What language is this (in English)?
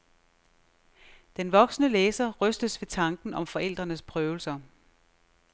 Danish